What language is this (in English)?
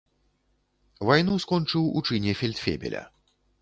Belarusian